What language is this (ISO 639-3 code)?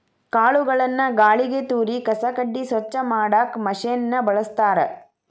kan